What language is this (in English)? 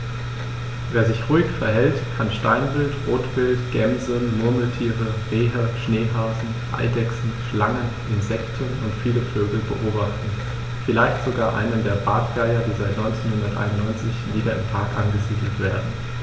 German